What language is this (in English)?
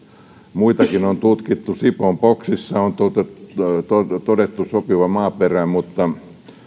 Finnish